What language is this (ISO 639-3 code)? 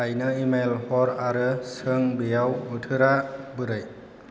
brx